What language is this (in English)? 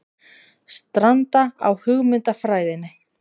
Icelandic